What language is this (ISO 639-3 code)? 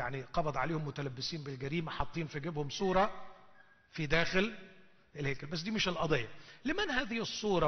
ara